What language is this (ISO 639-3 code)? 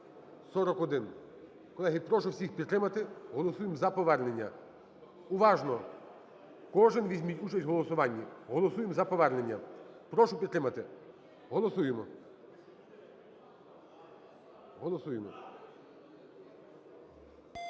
ukr